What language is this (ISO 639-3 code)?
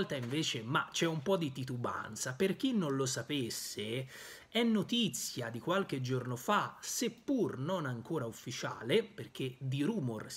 ita